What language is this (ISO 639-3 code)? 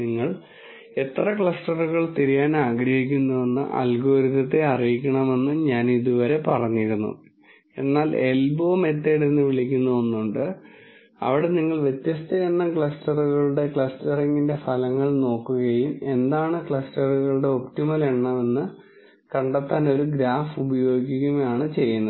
mal